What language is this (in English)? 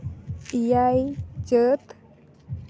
Santali